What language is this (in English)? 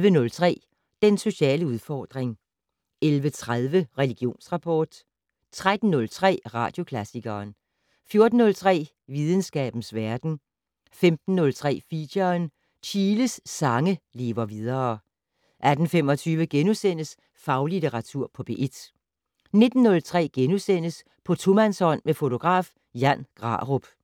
Danish